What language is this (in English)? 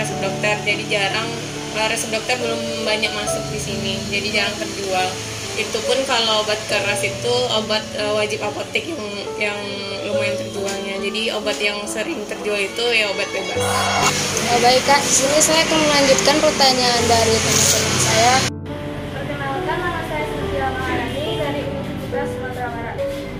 Indonesian